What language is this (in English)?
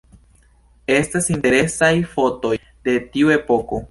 Esperanto